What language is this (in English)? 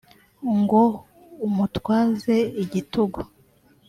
Kinyarwanda